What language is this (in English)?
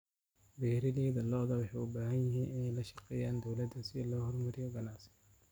Somali